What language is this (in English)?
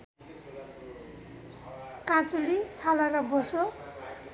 Nepali